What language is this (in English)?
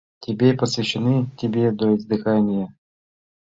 Mari